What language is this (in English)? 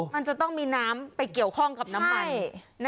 Thai